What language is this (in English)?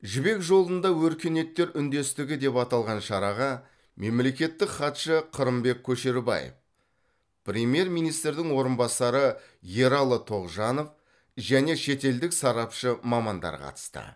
Kazakh